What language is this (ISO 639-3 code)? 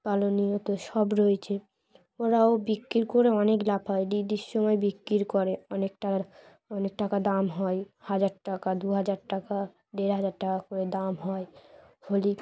ben